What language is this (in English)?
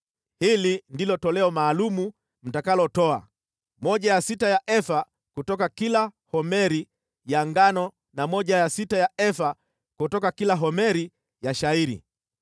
Swahili